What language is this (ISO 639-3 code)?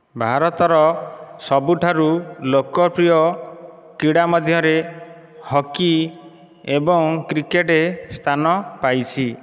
ori